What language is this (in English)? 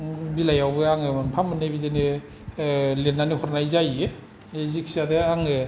Bodo